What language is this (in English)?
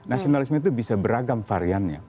Indonesian